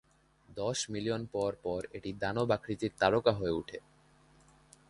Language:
Bangla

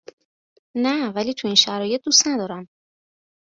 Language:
Persian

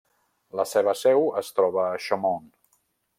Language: Catalan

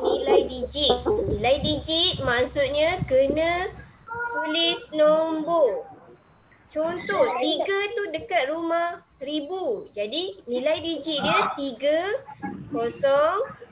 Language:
Malay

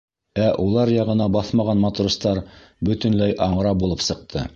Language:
Bashkir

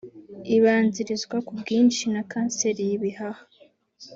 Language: Kinyarwanda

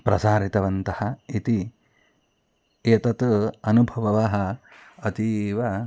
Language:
Sanskrit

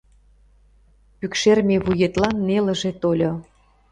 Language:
Mari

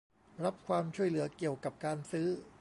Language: Thai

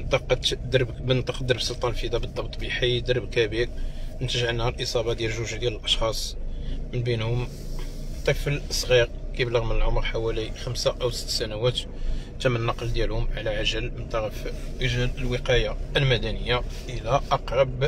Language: Arabic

